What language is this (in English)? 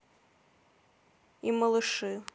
Russian